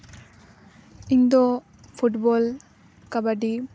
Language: Santali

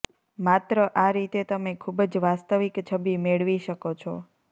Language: Gujarati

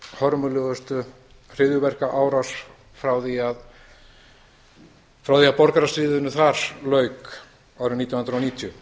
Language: Icelandic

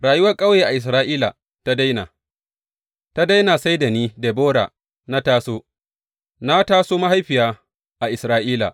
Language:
Hausa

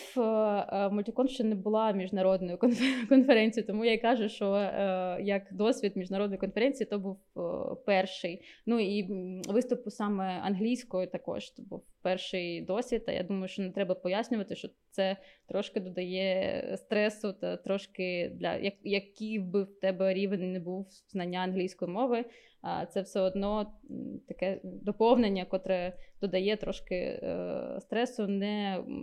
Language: Ukrainian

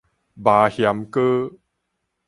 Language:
Min Nan Chinese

